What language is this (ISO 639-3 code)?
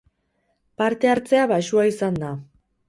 eus